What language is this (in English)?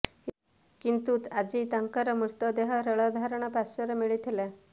Odia